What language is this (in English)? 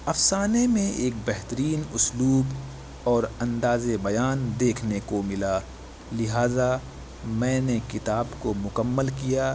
Urdu